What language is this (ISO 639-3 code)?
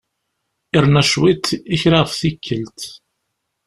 kab